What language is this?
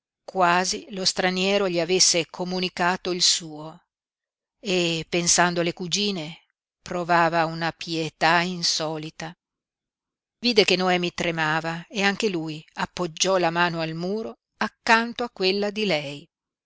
Italian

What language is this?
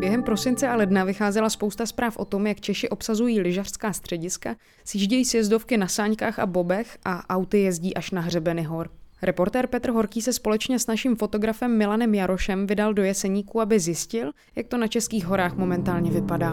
Czech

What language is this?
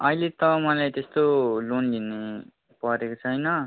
Nepali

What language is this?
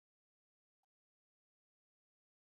Chinese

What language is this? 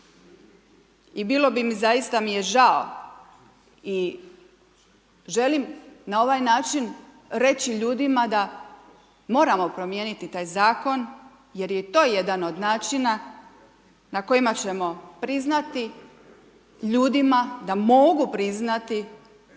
Croatian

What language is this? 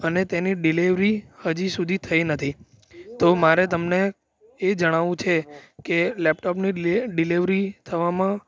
Gujarati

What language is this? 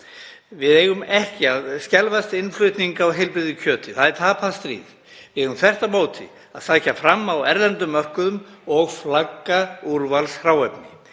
Icelandic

